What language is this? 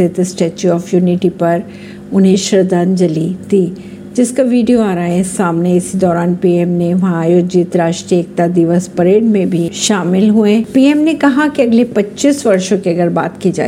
Hindi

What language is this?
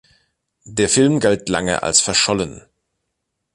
German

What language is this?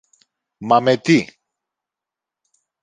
Greek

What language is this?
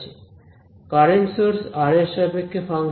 Bangla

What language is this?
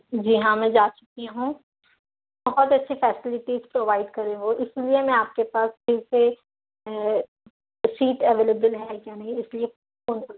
Urdu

